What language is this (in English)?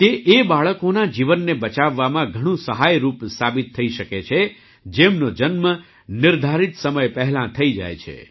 Gujarati